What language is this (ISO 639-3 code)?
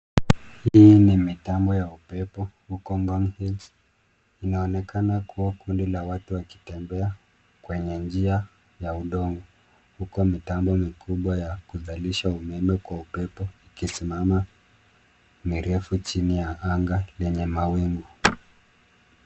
swa